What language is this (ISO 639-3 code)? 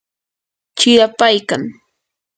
qur